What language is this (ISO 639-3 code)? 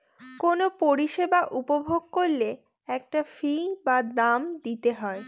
ben